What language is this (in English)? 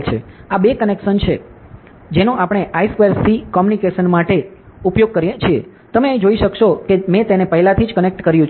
Gujarati